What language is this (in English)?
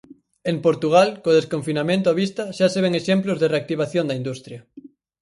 Galician